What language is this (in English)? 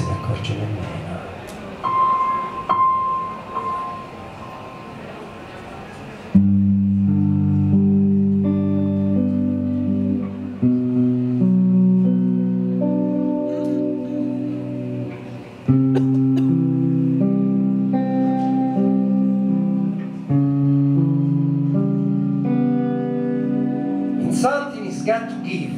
Italian